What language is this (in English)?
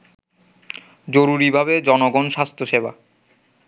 Bangla